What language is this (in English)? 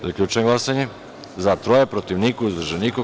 Serbian